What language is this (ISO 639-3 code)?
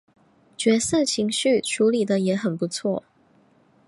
zho